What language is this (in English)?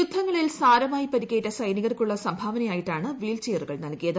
Malayalam